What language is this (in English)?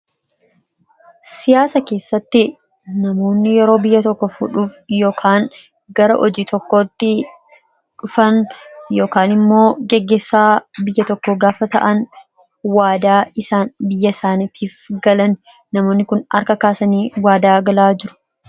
Oromo